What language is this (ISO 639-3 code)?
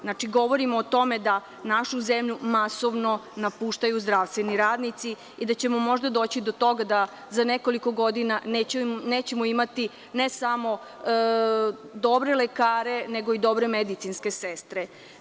srp